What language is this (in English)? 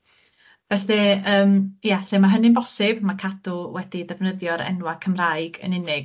Welsh